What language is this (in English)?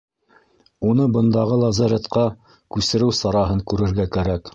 Bashkir